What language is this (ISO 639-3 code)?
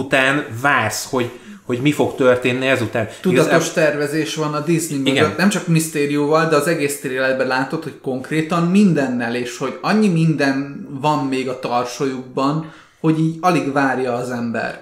hun